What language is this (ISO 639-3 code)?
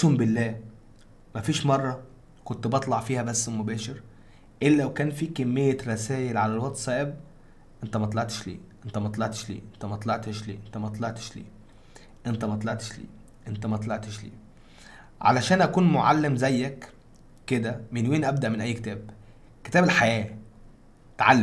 ara